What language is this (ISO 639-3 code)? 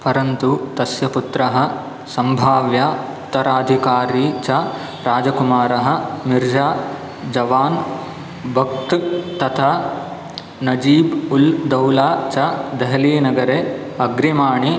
san